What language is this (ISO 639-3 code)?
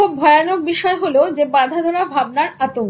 ben